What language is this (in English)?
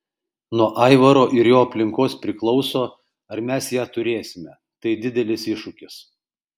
Lithuanian